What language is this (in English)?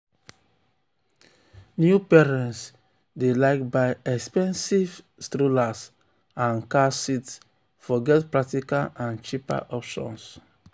Nigerian Pidgin